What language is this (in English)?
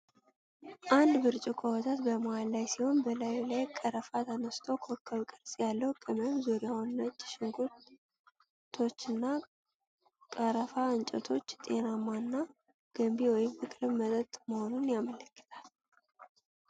Amharic